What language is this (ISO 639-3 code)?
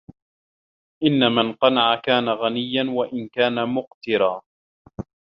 ara